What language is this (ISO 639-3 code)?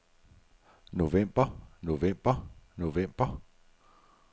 dan